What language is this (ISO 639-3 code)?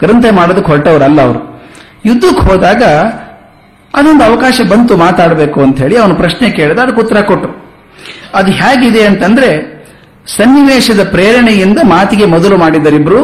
kan